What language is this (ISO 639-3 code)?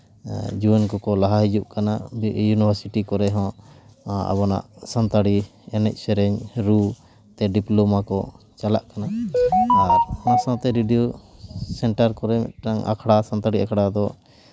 sat